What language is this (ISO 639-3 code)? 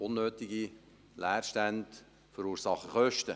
gsw